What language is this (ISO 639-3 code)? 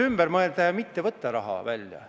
est